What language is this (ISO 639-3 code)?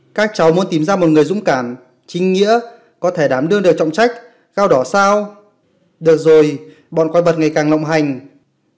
vie